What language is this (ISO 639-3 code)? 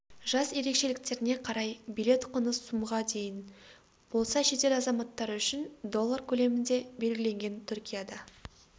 kaz